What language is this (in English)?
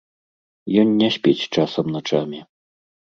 Belarusian